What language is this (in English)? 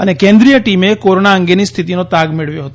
Gujarati